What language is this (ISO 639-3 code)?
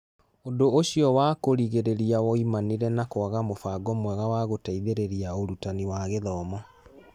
kik